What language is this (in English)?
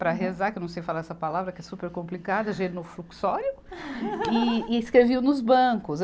Portuguese